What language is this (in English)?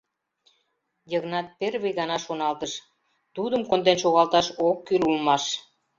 Mari